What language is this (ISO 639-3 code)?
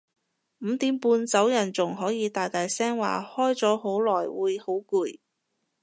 yue